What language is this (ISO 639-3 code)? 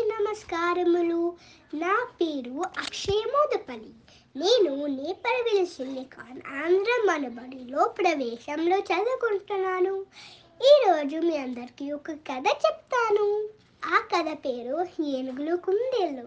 tel